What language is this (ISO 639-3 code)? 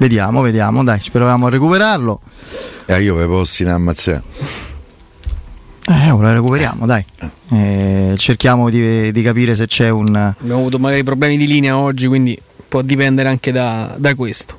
ita